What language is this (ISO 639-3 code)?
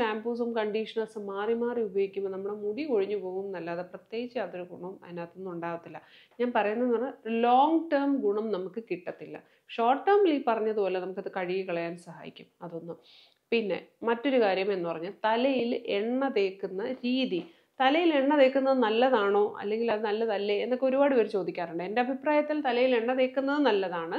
mal